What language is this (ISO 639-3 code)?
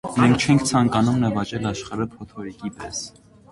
hye